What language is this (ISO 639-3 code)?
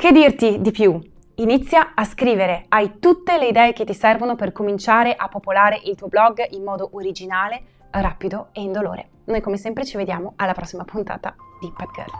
ita